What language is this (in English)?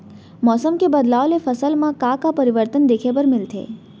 Chhattisgarhi